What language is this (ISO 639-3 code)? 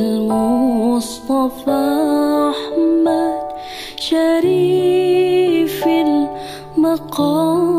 ara